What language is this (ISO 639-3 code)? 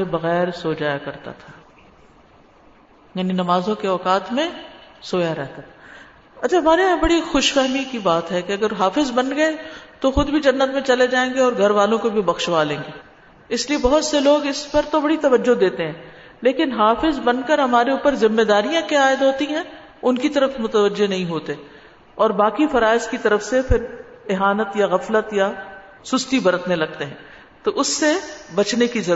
urd